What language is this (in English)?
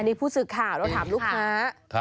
Thai